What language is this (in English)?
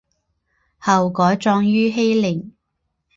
Chinese